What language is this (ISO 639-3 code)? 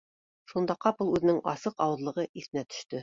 bak